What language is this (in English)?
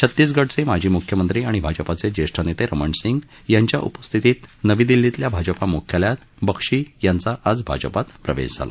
Marathi